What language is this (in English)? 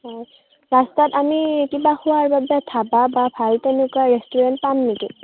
Assamese